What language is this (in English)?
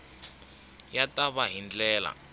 Tsonga